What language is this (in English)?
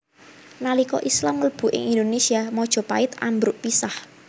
Javanese